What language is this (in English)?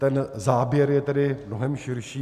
Czech